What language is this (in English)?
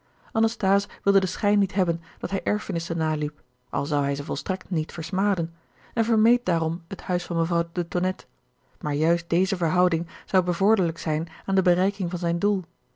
Dutch